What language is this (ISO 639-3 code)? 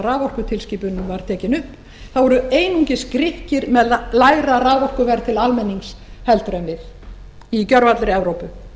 isl